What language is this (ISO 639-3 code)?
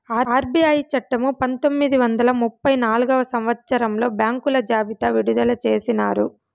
tel